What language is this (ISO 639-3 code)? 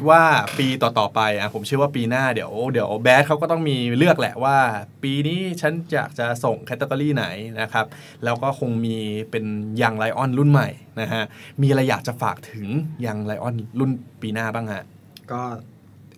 tha